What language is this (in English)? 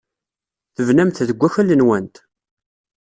Kabyle